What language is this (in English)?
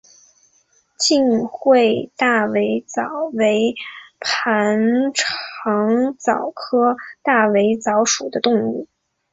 Chinese